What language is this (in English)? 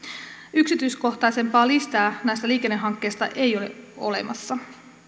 Finnish